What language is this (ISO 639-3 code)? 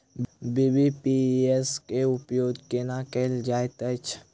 mai